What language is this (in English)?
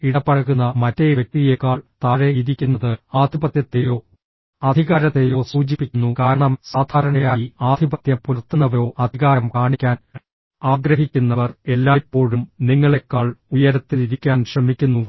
Malayalam